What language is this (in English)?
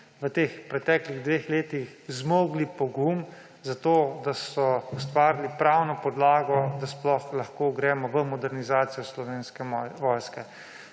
Slovenian